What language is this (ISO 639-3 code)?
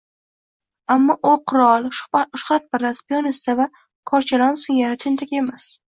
uzb